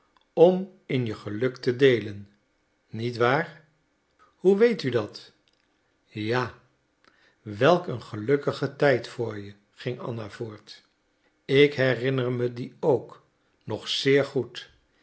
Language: Dutch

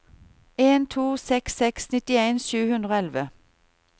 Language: Norwegian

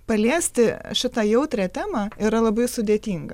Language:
Lithuanian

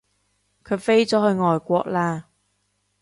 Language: Cantonese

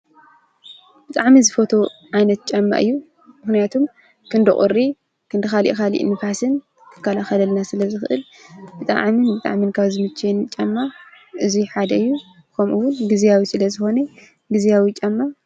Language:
Tigrinya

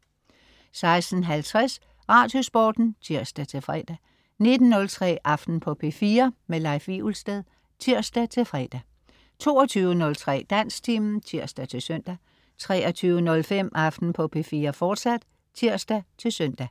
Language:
Danish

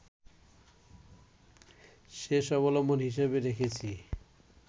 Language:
Bangla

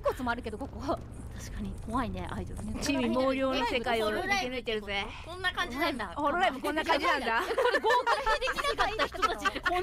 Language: Japanese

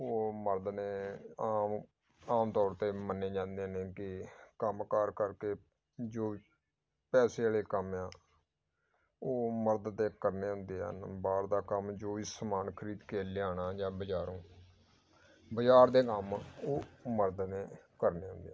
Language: Punjabi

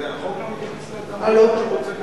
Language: Hebrew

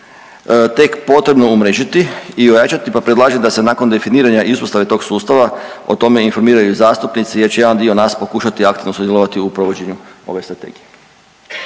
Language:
Croatian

